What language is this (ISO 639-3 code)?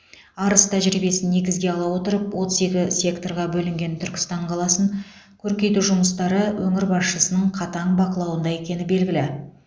kaz